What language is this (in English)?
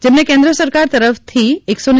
Gujarati